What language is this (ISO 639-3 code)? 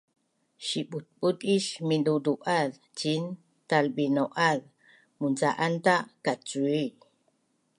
bnn